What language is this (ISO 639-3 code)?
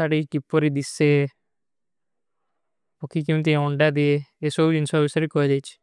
uki